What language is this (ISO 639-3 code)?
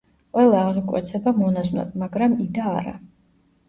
kat